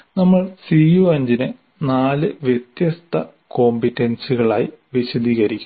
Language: Malayalam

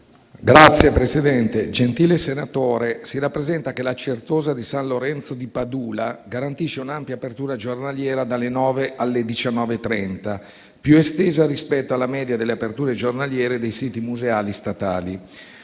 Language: Italian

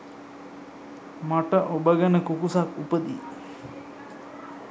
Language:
Sinhala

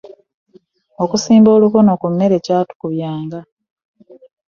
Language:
Ganda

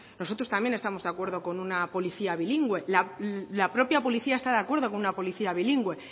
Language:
Spanish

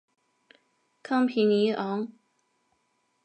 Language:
Chinese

